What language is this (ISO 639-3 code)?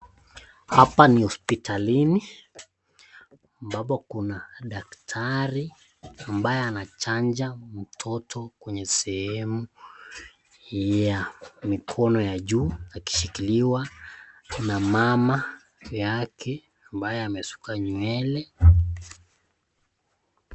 swa